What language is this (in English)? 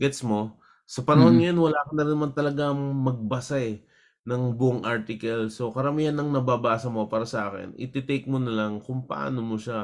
Filipino